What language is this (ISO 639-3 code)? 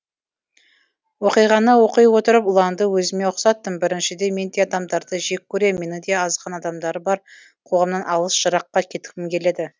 kaz